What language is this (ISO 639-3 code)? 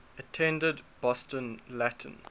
eng